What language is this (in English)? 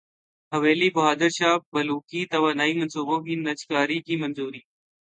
Urdu